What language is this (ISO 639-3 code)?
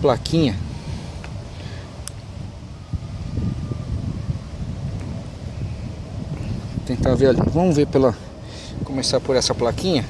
por